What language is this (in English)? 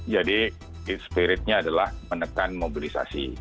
Indonesian